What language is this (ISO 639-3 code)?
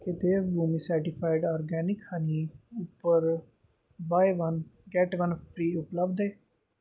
doi